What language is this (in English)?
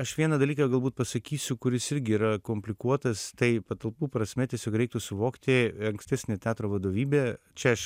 Lithuanian